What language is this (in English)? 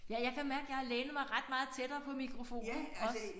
Danish